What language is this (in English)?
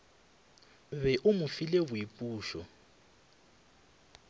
Northern Sotho